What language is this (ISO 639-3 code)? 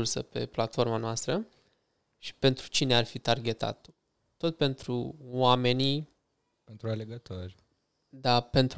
ron